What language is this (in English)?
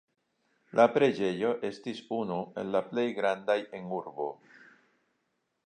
Esperanto